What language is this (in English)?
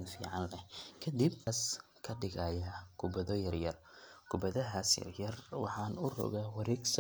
Somali